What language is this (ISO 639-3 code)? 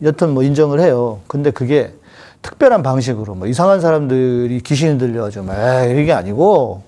kor